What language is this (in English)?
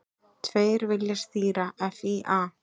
Icelandic